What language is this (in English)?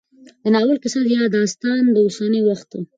Pashto